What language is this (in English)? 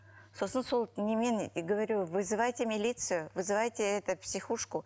Kazakh